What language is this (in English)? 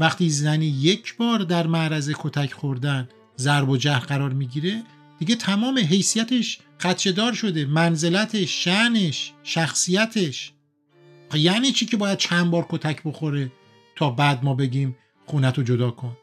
Persian